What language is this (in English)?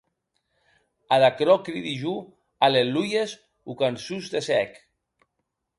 Occitan